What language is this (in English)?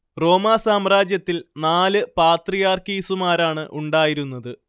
Malayalam